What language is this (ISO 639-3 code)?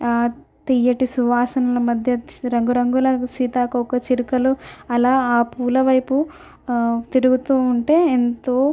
tel